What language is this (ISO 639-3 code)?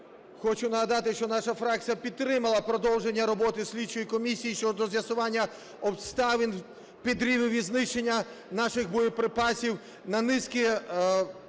ukr